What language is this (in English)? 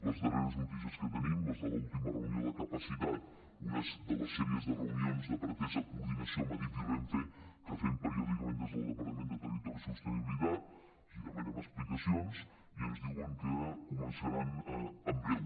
Catalan